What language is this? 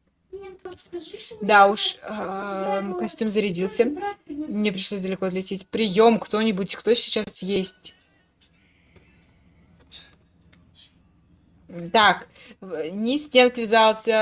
Russian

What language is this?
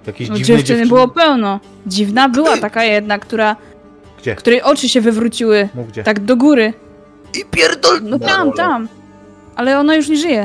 Polish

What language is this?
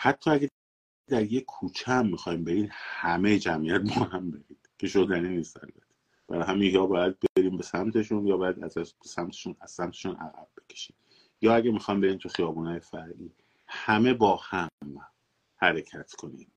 Persian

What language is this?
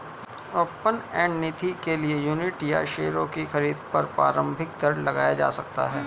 Hindi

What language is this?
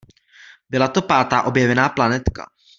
Czech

